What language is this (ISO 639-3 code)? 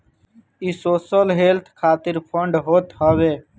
bho